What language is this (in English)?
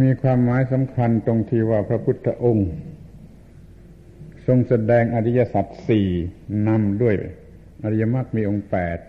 Thai